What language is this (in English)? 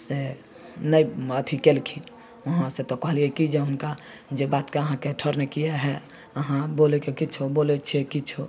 Maithili